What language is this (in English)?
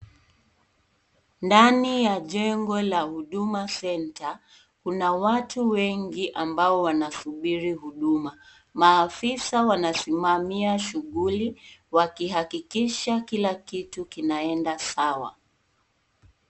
Swahili